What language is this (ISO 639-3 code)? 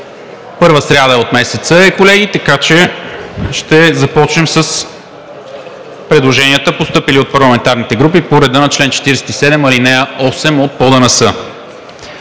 bul